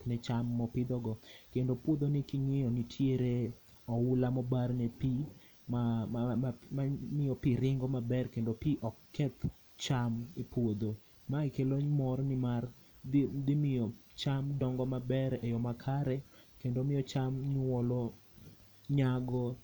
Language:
Luo (Kenya and Tanzania)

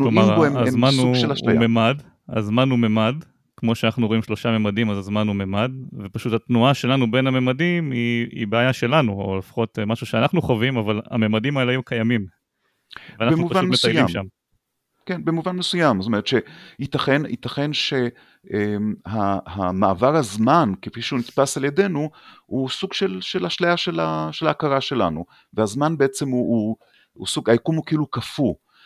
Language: Hebrew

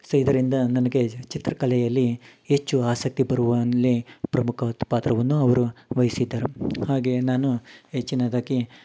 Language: Kannada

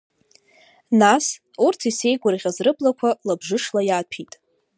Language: Abkhazian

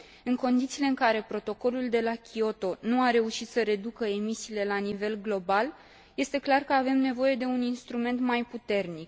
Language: Romanian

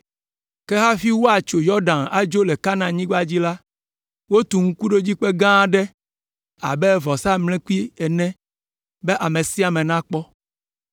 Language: Ewe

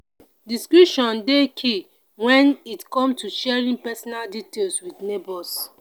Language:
Nigerian Pidgin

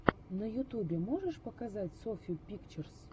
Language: Russian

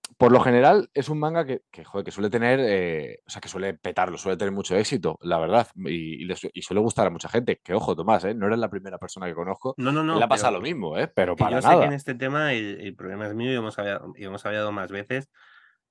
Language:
Spanish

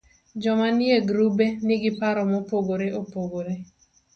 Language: Luo (Kenya and Tanzania)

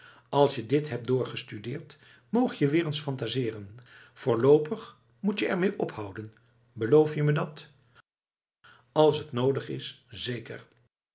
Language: Dutch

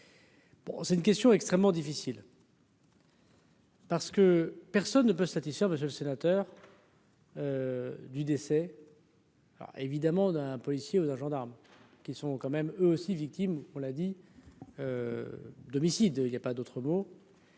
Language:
French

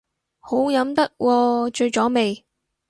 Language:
Cantonese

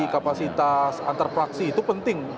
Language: Indonesian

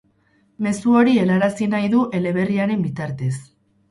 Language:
Basque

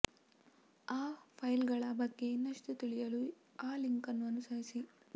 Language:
Kannada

